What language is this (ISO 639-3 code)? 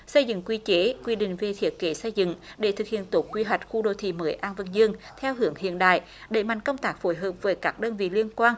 vie